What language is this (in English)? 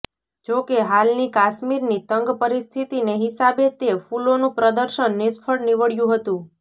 Gujarati